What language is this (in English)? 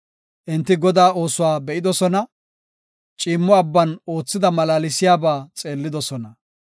Gofa